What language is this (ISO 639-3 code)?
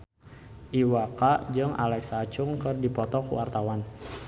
sun